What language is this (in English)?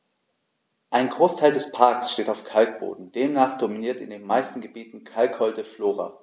German